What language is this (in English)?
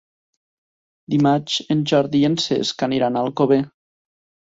Catalan